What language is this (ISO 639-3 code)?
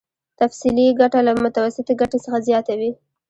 pus